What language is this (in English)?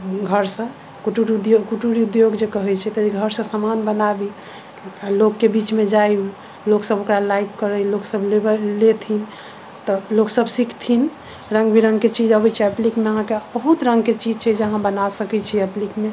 Maithili